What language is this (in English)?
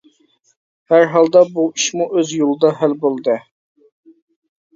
Uyghur